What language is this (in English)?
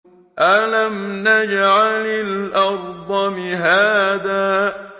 Arabic